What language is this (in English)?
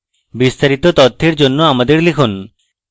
Bangla